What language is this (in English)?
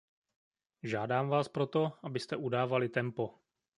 Czech